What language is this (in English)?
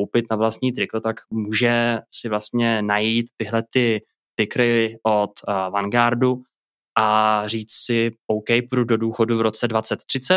Czech